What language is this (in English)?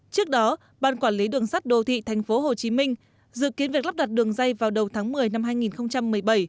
Vietnamese